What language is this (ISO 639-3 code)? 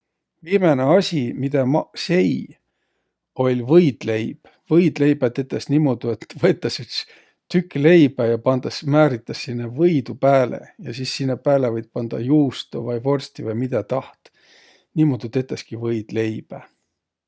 vro